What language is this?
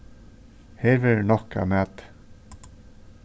Faroese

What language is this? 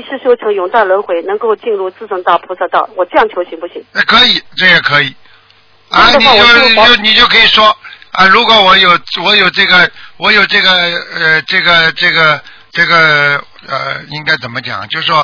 Chinese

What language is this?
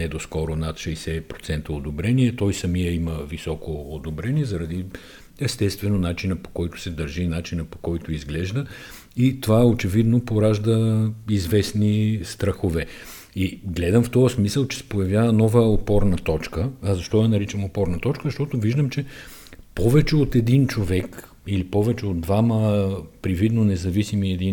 Bulgarian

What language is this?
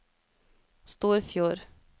Norwegian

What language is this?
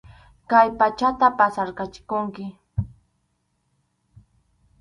Arequipa-La Unión Quechua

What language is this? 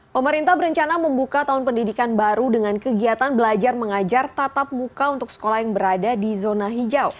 Indonesian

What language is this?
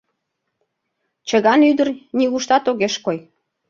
Mari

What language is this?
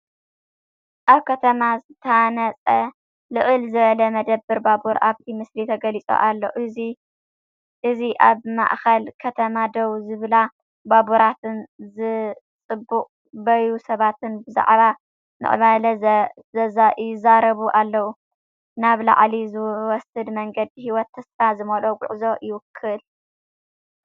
Tigrinya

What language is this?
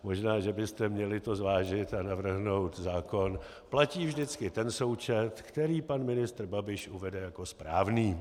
Czech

